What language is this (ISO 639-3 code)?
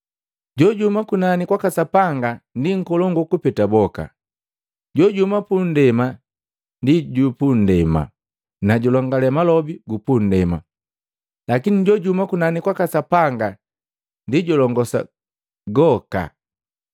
mgv